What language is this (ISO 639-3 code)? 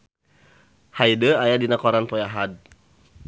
sun